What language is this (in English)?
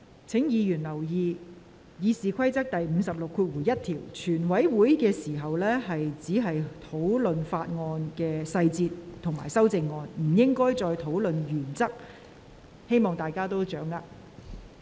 Cantonese